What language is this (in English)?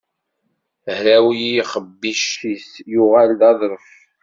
Kabyle